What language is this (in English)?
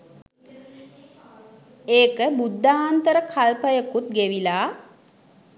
Sinhala